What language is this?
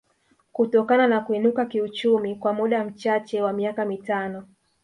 Swahili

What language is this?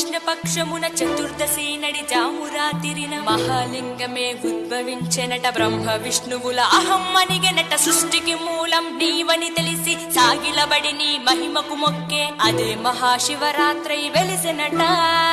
Telugu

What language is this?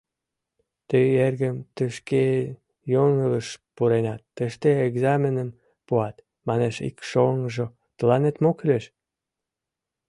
Mari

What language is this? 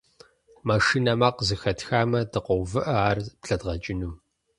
Kabardian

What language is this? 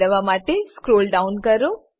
Gujarati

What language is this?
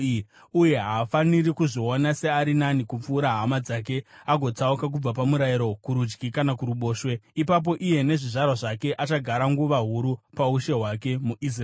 Shona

